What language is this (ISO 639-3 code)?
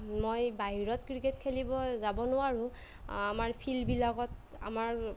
asm